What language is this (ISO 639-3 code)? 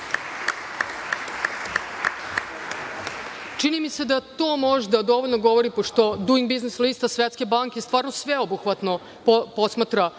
srp